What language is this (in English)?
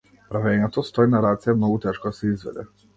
Macedonian